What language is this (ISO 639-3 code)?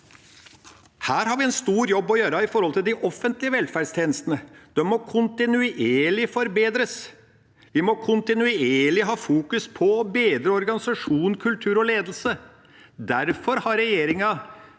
nor